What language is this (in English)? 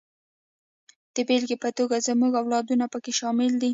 Pashto